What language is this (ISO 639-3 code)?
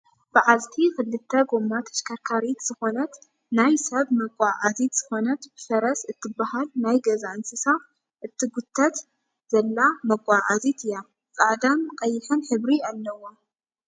tir